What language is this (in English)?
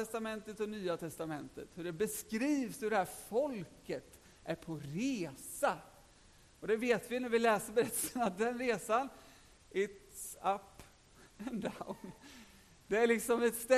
Swedish